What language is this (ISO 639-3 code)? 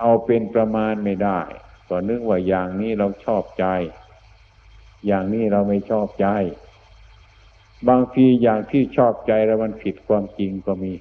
tha